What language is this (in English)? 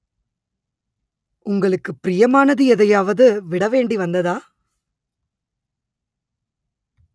Tamil